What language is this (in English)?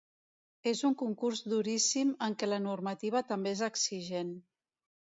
Catalan